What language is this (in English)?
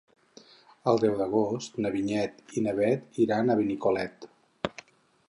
Catalan